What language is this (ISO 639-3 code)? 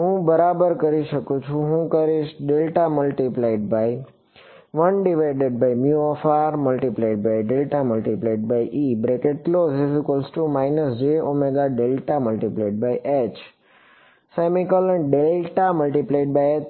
guj